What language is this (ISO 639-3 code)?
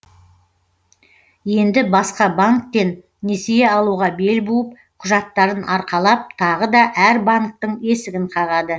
kaz